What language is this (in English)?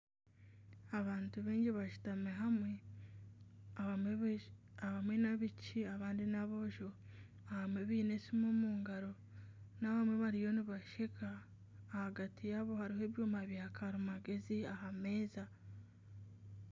Nyankole